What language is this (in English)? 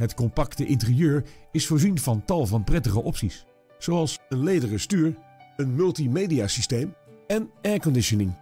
Dutch